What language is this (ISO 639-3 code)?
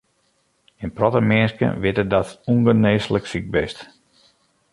fry